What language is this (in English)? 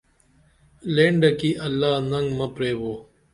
Dameli